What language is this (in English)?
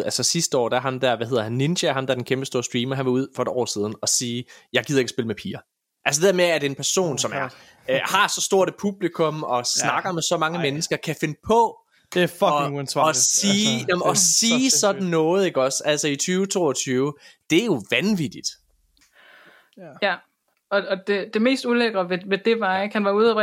Danish